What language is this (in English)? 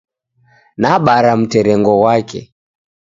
Taita